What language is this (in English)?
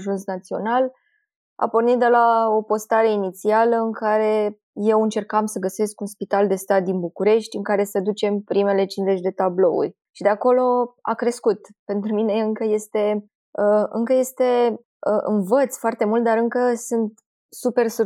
Romanian